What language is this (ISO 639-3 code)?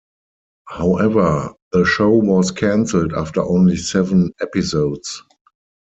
eng